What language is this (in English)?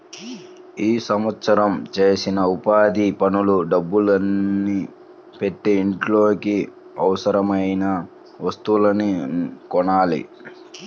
Telugu